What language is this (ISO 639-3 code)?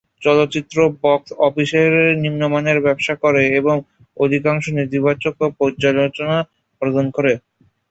ben